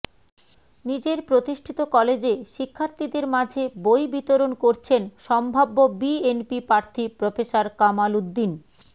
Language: Bangla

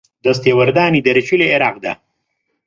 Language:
Central Kurdish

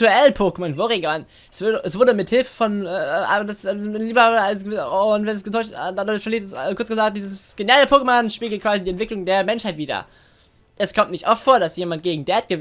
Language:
German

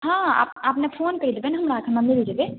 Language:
Maithili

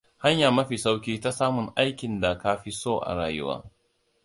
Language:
Hausa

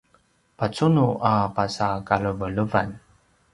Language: Paiwan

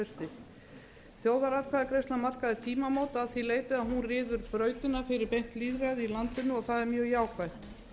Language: Icelandic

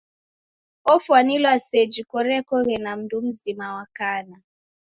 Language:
Taita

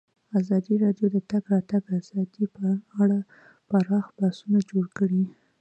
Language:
Pashto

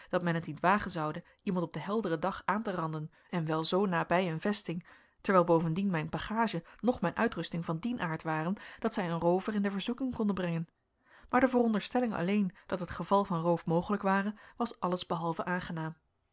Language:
Dutch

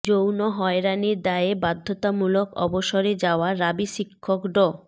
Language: Bangla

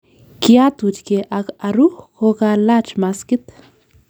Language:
Kalenjin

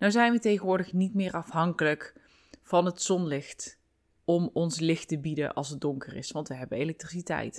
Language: Dutch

